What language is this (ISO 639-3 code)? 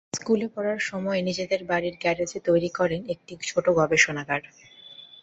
ben